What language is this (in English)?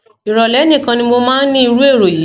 Yoruba